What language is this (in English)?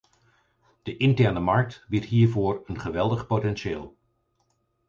Dutch